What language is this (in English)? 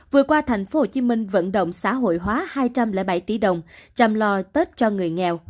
Vietnamese